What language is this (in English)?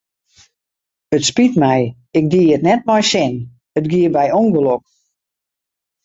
Western Frisian